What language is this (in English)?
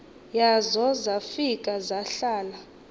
Xhosa